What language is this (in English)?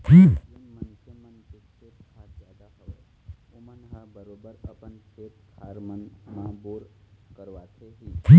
Chhattisgarhi